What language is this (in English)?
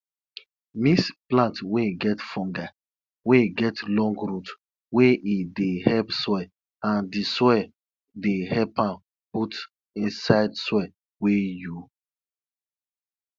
Nigerian Pidgin